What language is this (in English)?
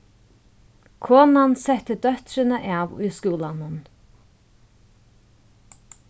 Faroese